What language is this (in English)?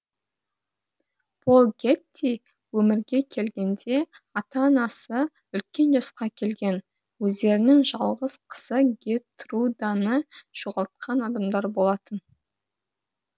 Kazakh